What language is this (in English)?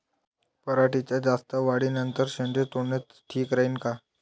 Marathi